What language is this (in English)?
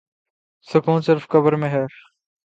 Urdu